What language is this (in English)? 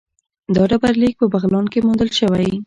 Pashto